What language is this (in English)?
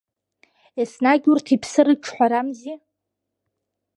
Abkhazian